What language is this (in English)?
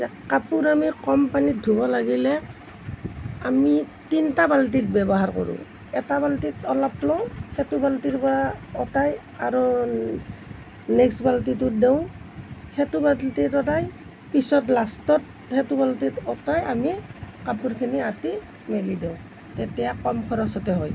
Assamese